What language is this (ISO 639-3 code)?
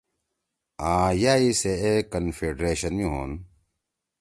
trw